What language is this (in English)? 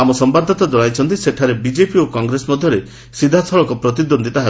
Odia